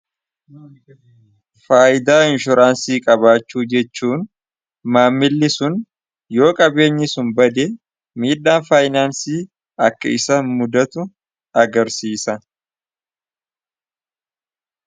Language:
Oromo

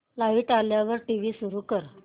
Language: Marathi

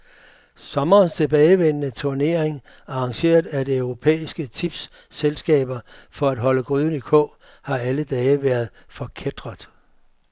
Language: Danish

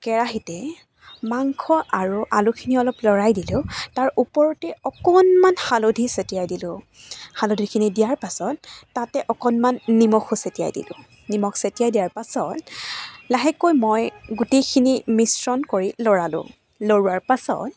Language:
Assamese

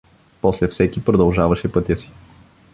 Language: Bulgarian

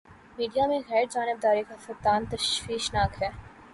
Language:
Urdu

